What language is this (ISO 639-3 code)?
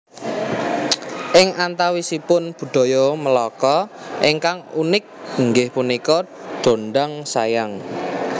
jav